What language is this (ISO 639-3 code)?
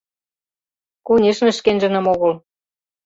chm